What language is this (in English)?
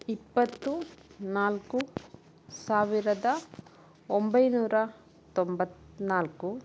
Kannada